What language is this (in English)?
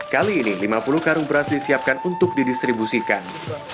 Indonesian